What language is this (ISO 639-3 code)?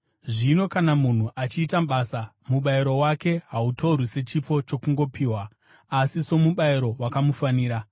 sna